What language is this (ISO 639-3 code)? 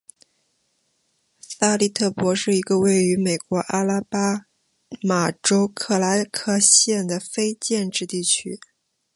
zho